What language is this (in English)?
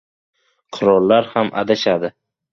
Uzbek